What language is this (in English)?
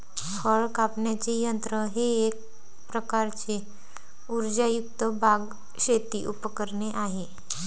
Marathi